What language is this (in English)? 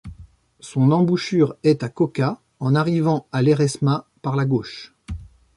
French